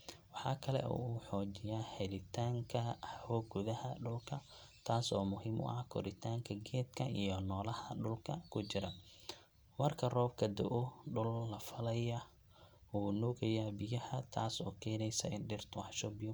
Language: Somali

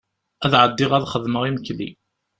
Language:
Kabyle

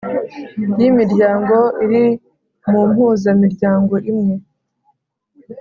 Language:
Kinyarwanda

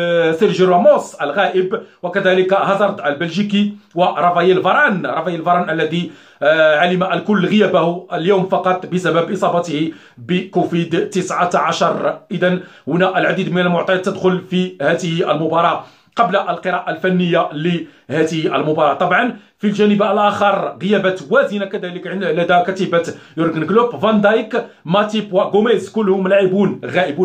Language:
Arabic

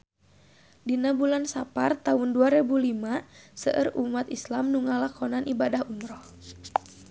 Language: Sundanese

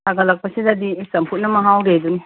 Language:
Manipuri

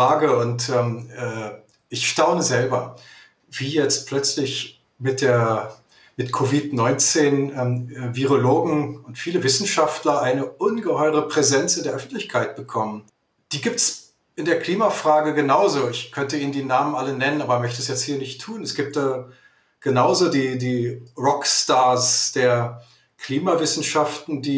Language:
German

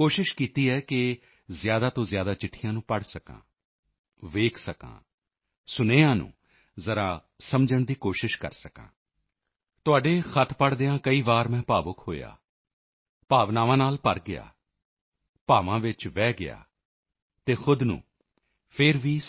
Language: Punjabi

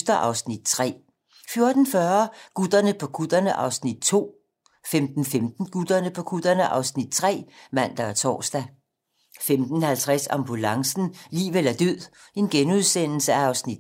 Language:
Danish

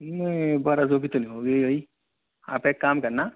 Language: Urdu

